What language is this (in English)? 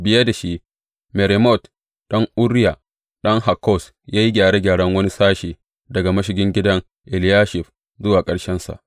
Hausa